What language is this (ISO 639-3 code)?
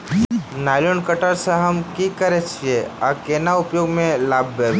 mai